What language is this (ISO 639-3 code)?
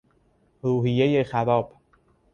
fas